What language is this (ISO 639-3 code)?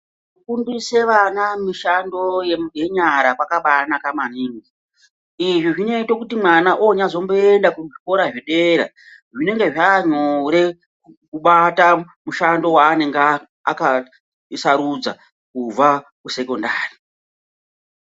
ndc